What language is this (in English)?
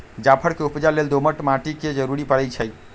Magahi